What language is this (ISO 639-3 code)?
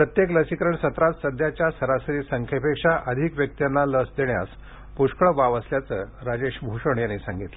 mar